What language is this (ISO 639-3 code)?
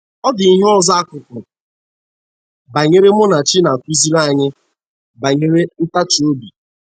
ibo